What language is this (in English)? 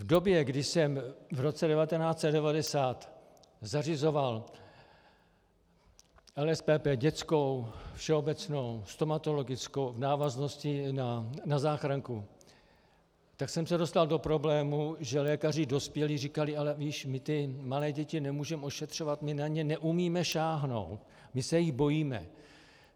Czech